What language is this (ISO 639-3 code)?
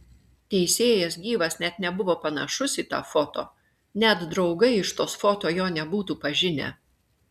lit